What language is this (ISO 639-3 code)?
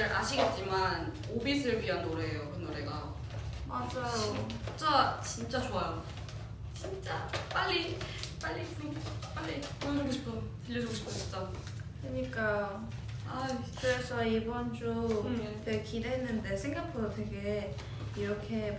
kor